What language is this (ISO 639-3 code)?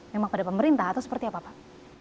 ind